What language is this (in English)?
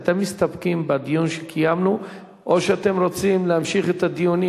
Hebrew